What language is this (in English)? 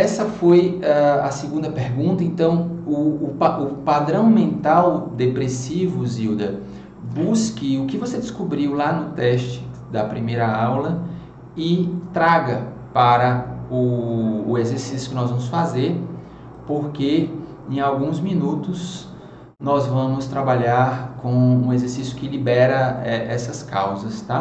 Portuguese